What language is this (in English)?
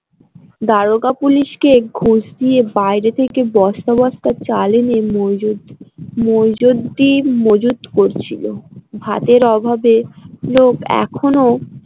Bangla